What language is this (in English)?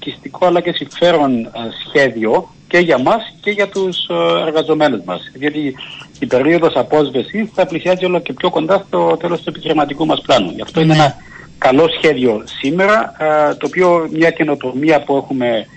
Greek